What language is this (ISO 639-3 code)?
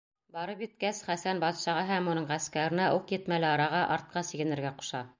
bak